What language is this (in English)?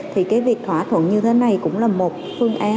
Vietnamese